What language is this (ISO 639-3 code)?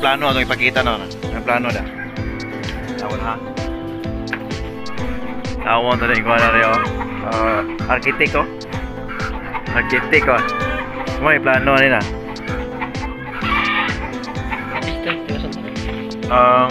ind